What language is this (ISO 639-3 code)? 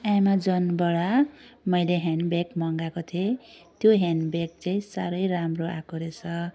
nep